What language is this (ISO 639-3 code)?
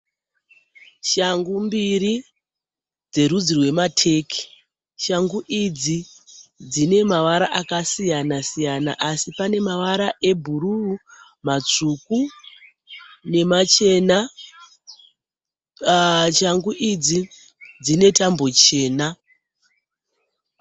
sna